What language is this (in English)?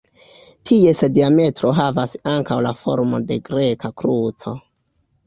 Esperanto